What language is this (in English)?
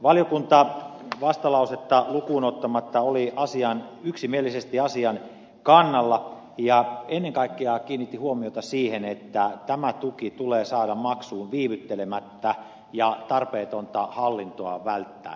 Finnish